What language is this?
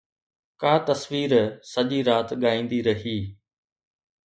Sindhi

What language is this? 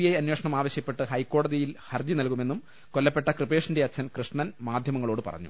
Malayalam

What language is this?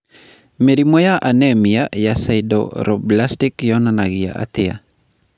Kikuyu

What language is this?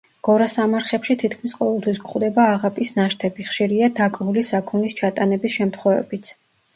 Georgian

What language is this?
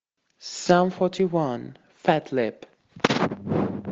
Russian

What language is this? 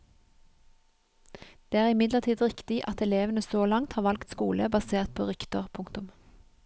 Norwegian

